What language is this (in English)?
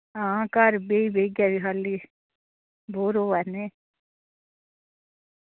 Dogri